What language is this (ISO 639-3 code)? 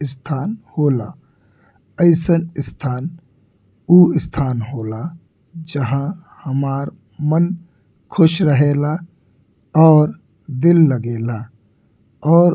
bho